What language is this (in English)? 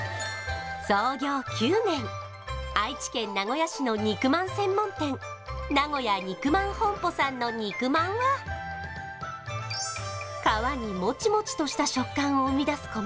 Japanese